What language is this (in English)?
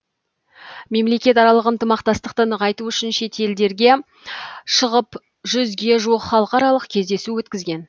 Kazakh